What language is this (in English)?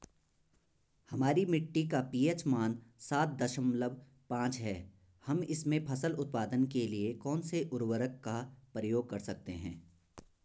Hindi